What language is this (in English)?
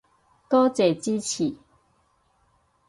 Cantonese